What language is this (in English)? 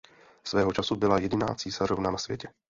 Czech